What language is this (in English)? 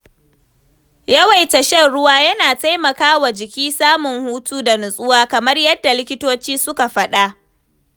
Hausa